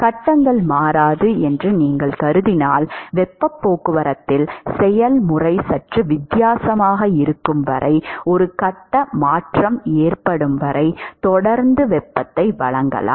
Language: Tamil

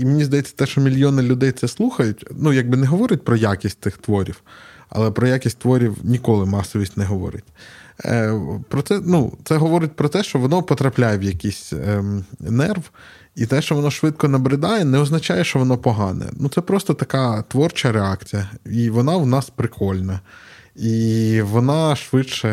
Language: Ukrainian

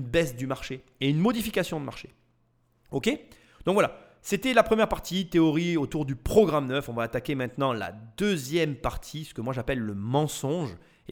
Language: French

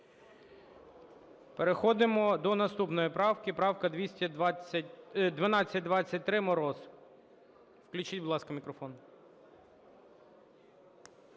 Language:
Ukrainian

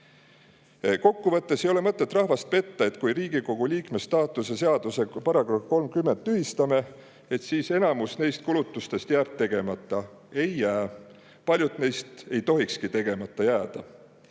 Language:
Estonian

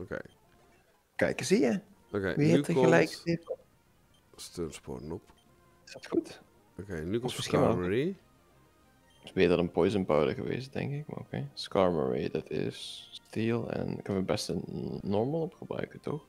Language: Dutch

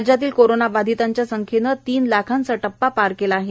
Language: Marathi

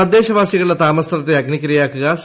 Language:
Malayalam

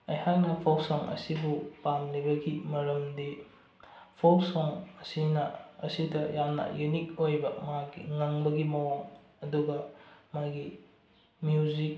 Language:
Manipuri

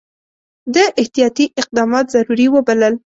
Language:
Pashto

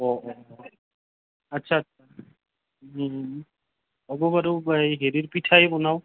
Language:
Assamese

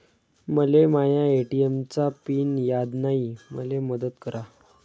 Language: Marathi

